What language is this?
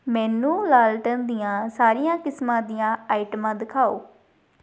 Punjabi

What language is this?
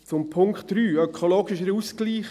Swiss German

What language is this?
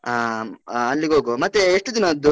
Kannada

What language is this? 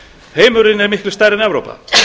Icelandic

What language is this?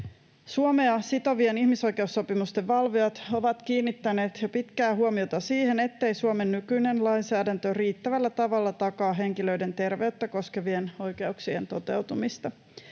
Finnish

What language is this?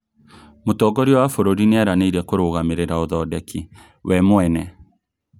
Kikuyu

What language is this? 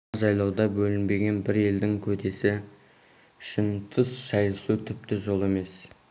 Kazakh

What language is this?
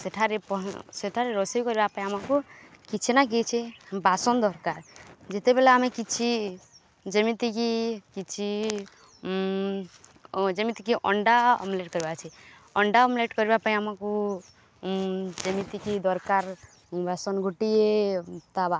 Odia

